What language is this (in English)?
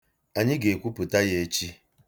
Igbo